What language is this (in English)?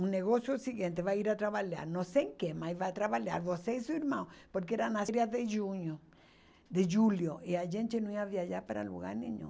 Portuguese